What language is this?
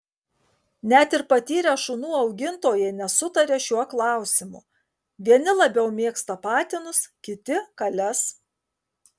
Lithuanian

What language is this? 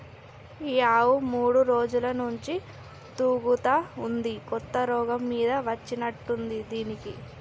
Telugu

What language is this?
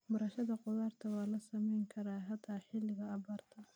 Somali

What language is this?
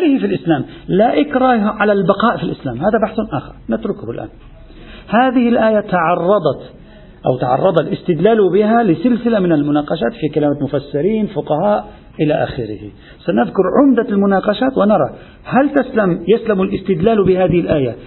Arabic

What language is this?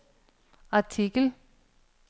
Danish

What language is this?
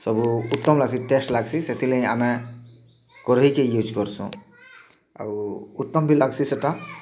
Odia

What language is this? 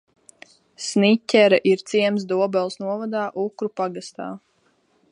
Latvian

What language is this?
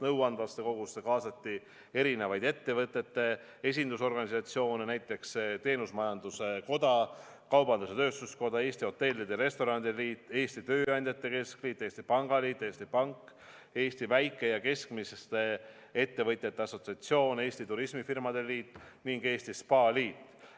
Estonian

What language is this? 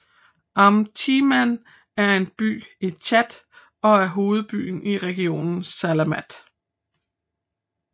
Danish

